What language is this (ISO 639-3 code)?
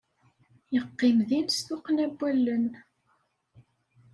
kab